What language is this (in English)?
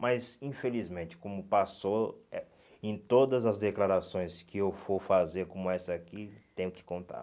Portuguese